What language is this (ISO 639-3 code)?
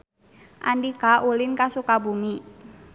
sun